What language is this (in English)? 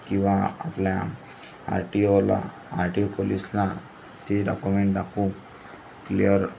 Marathi